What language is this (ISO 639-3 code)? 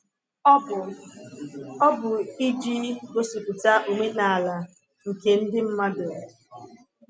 ibo